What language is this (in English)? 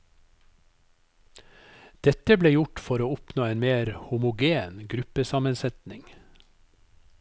Norwegian